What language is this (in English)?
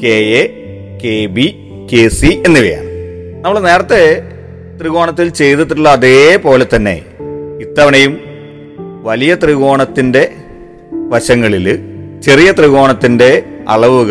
Malayalam